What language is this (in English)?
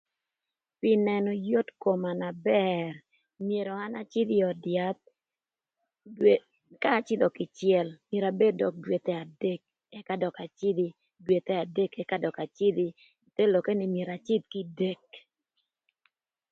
Thur